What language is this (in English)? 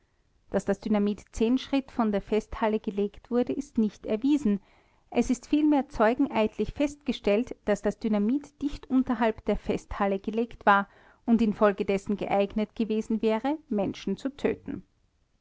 German